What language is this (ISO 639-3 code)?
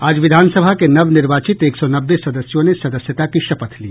hin